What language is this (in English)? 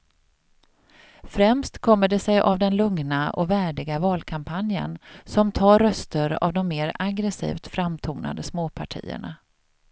Swedish